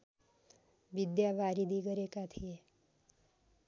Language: Nepali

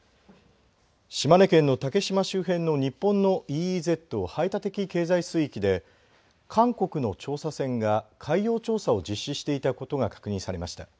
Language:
Japanese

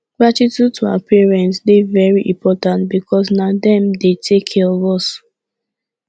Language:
Nigerian Pidgin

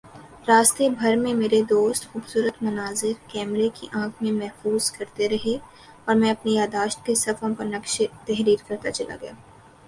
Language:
Urdu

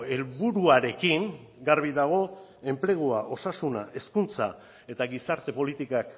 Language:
Basque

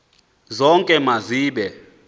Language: Xhosa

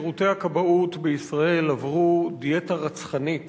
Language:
Hebrew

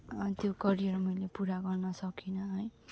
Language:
Nepali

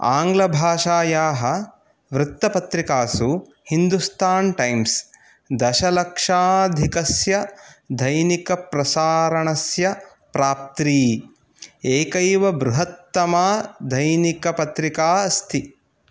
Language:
Sanskrit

